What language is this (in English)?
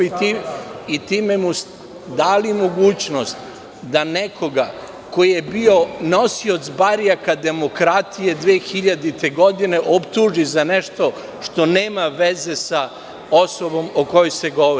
Serbian